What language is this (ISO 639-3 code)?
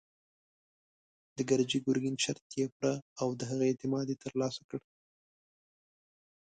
pus